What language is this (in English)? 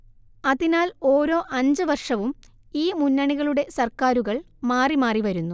Malayalam